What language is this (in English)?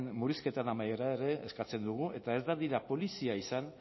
Basque